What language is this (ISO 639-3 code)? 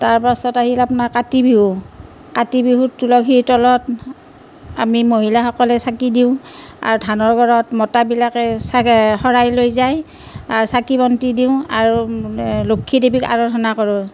asm